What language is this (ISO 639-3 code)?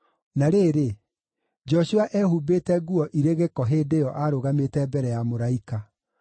kik